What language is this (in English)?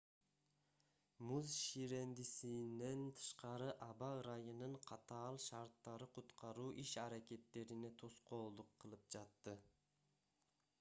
Kyrgyz